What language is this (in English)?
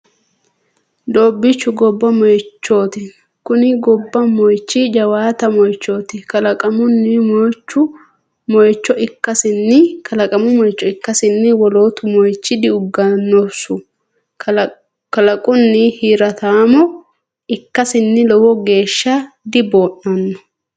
Sidamo